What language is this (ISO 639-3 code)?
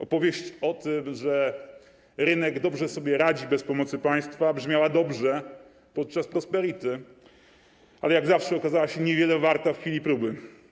pol